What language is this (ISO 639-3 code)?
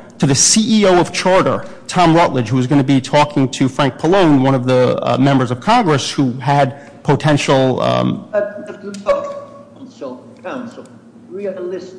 eng